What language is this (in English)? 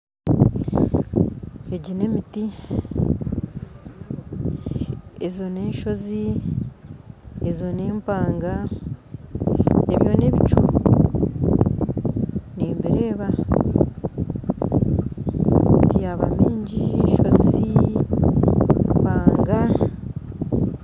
Nyankole